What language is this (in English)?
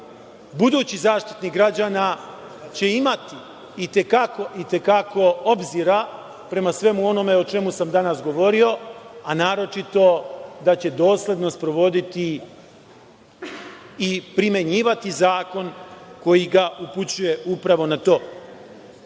Serbian